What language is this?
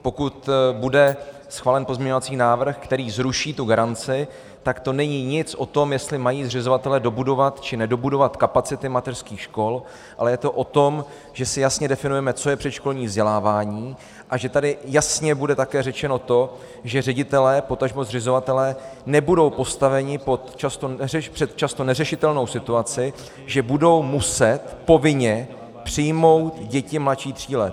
Czech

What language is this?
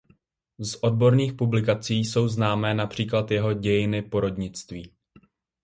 Czech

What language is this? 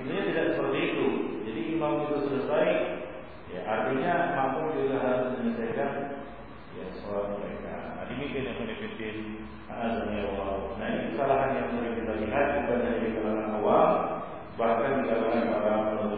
Malay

